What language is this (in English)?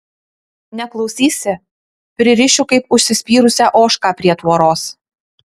Lithuanian